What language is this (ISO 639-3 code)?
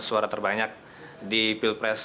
ind